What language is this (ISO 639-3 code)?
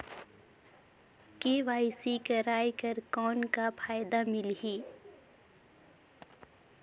hne